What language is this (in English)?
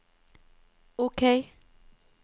Norwegian